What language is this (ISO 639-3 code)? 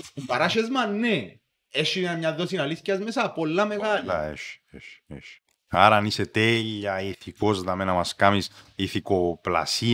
ell